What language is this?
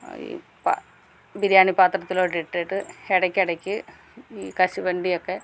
Malayalam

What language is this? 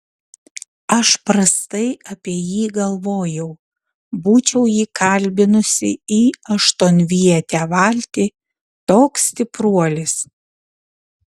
Lithuanian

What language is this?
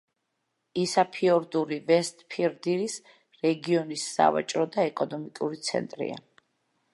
Georgian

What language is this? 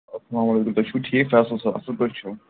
Kashmiri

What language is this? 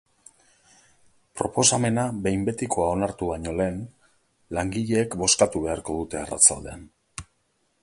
Basque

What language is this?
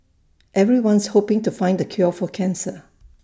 English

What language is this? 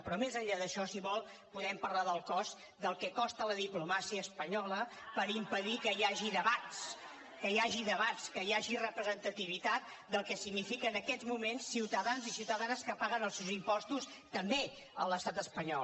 Catalan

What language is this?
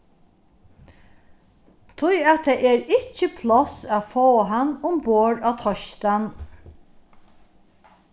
Faroese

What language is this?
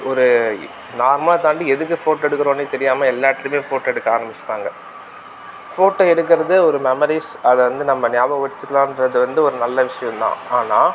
Tamil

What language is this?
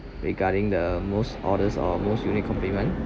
English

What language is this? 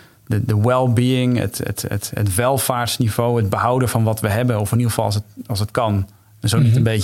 Dutch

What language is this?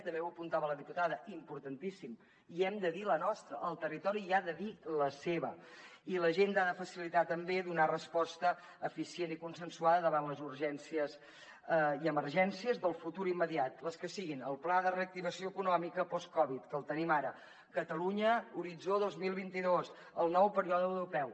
Catalan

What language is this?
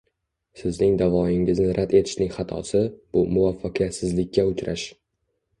Uzbek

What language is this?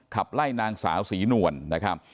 Thai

